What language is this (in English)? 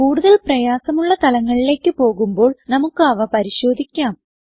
Malayalam